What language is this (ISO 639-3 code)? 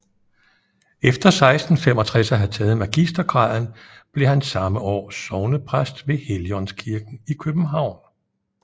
dan